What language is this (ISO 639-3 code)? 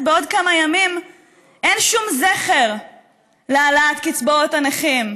heb